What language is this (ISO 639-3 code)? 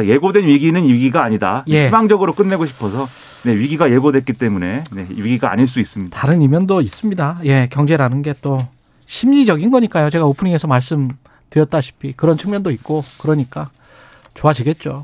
kor